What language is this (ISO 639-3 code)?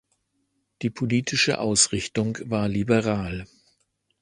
deu